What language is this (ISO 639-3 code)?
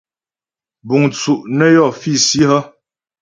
bbj